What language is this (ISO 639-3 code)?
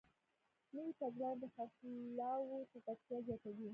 pus